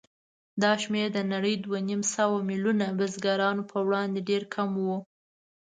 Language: Pashto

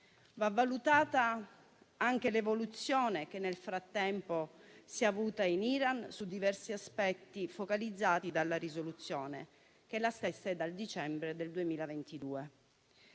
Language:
Italian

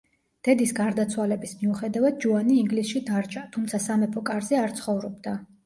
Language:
Georgian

